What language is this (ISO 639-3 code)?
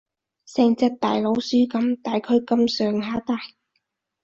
yue